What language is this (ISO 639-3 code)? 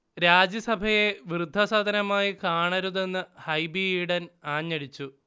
mal